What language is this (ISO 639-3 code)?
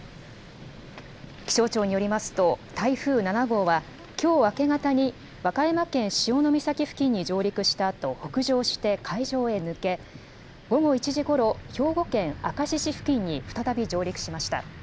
jpn